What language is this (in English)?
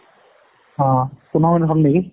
Assamese